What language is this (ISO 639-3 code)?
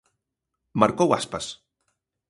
glg